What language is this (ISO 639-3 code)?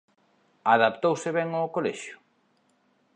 glg